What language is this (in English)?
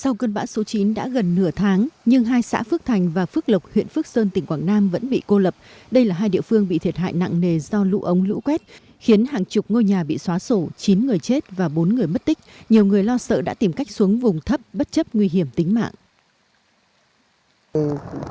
Vietnamese